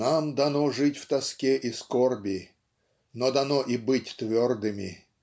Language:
Russian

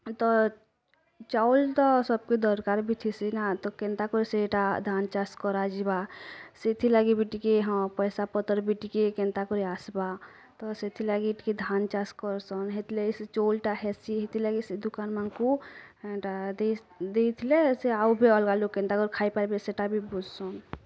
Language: Odia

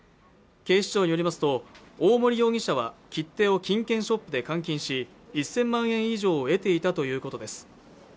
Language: Japanese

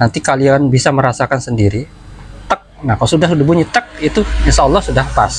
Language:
Indonesian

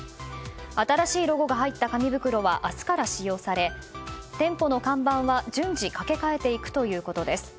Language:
Japanese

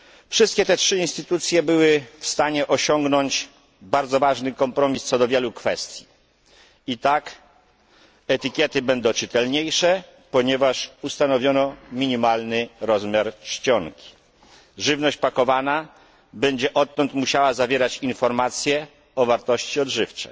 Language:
Polish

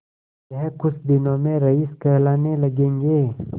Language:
Hindi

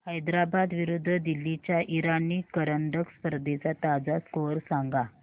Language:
Marathi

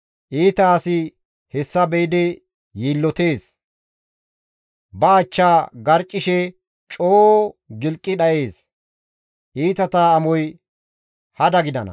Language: Gamo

